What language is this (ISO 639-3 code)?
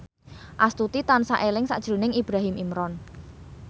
jav